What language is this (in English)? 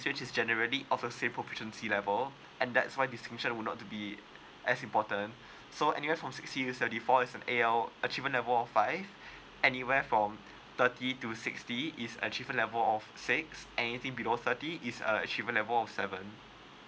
English